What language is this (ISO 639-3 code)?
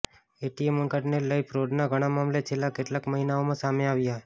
guj